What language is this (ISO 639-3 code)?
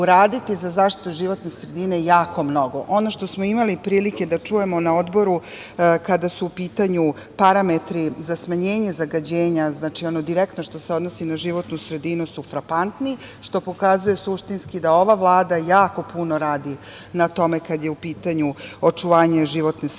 srp